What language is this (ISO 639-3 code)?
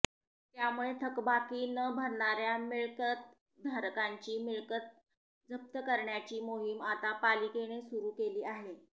mar